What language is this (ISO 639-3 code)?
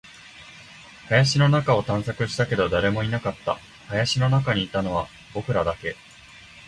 jpn